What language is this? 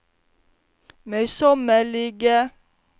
Norwegian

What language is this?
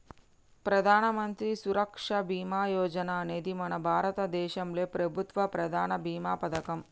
Telugu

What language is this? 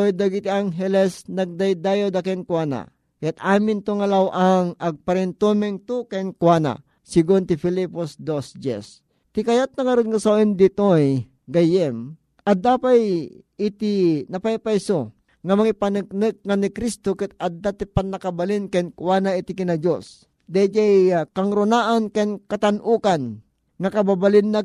Filipino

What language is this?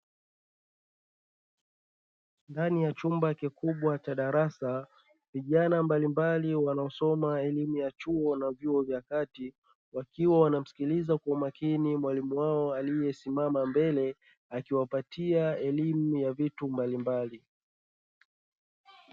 Swahili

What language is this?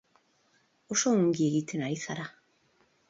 Basque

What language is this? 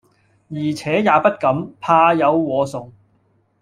Cantonese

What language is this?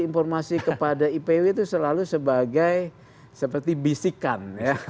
Indonesian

